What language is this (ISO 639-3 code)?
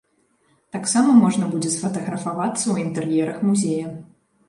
bel